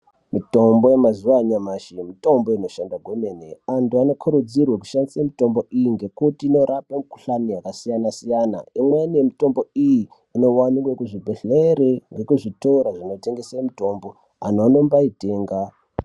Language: Ndau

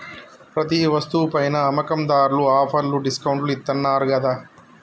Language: Telugu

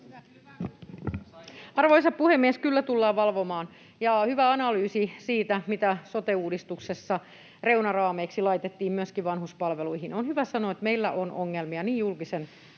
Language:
Finnish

